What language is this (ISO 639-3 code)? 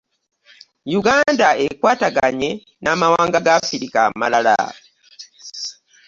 lug